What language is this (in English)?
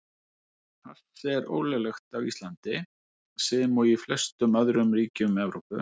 Icelandic